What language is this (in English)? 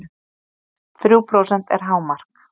Icelandic